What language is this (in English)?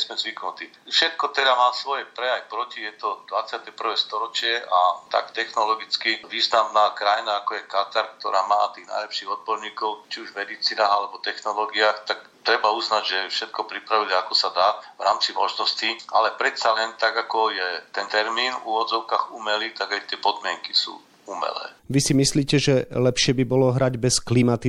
Slovak